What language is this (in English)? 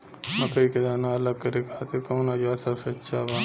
Bhojpuri